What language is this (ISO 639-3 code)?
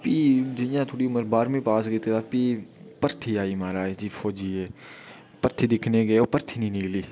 doi